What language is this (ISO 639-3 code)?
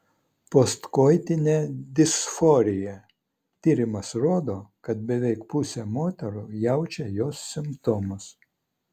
lit